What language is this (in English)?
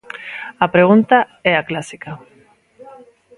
Galician